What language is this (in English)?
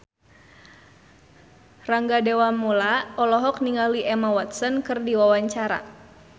Sundanese